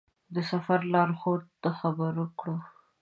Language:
Pashto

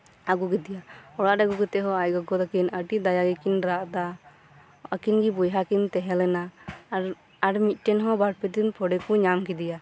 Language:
Santali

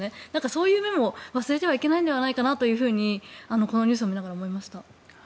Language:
Japanese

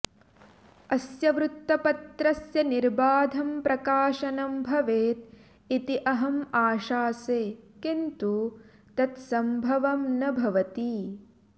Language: Sanskrit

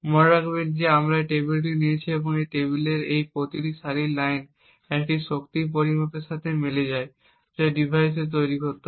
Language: Bangla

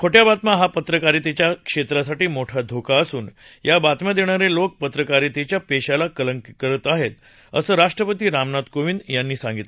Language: Marathi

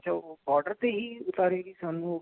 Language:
Punjabi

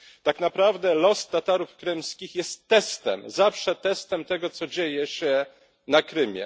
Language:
Polish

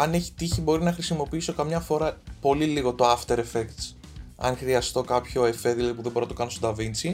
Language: Greek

